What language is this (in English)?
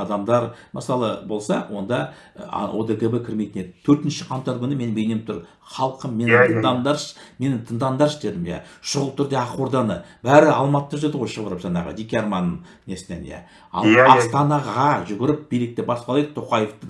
Turkish